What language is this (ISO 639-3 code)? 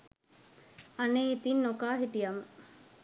sin